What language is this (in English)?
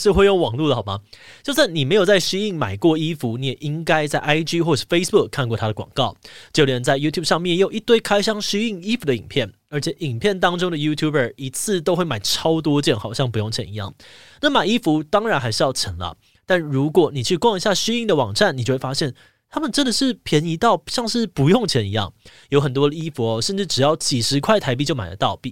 Chinese